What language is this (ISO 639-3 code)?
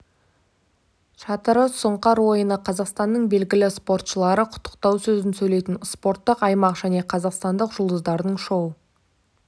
kaz